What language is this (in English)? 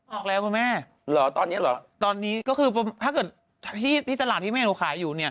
Thai